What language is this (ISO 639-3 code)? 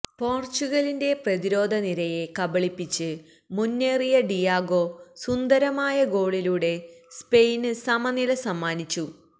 mal